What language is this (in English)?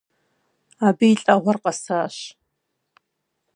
Kabardian